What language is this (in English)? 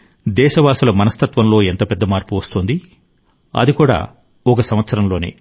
Telugu